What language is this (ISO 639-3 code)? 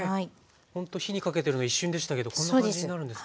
jpn